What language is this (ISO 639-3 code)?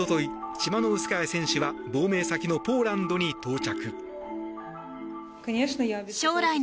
jpn